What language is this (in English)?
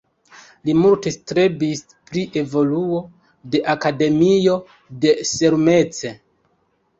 Esperanto